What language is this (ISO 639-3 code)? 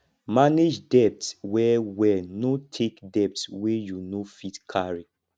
pcm